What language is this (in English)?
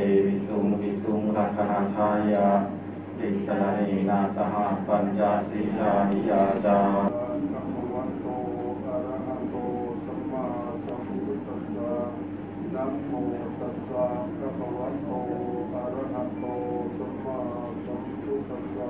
Thai